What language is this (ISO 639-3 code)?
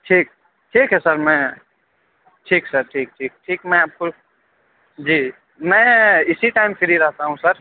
urd